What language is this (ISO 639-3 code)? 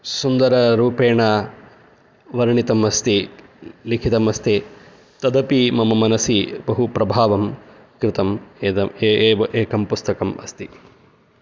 san